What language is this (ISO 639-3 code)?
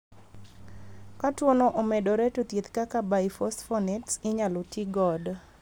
luo